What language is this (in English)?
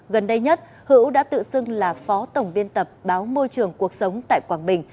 Vietnamese